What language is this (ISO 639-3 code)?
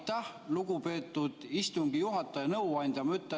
est